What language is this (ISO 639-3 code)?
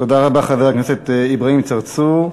heb